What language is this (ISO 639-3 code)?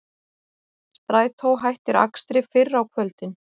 isl